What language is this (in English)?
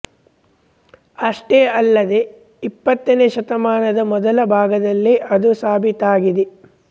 Kannada